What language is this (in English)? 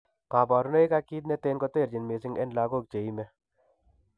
Kalenjin